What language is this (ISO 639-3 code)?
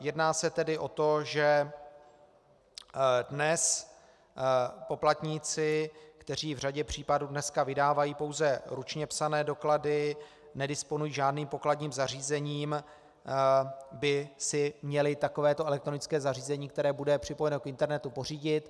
ces